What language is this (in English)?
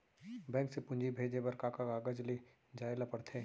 Chhattisgarhi